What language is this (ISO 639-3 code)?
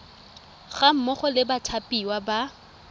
tsn